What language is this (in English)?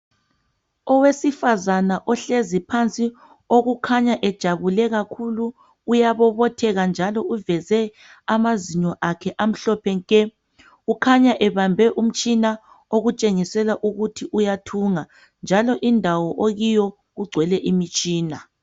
North Ndebele